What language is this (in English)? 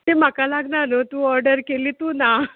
Konkani